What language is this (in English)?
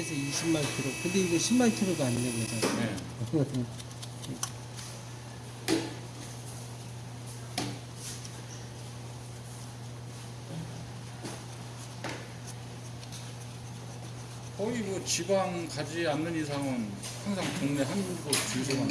Korean